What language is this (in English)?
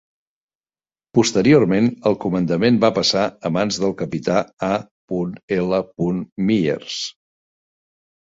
Catalan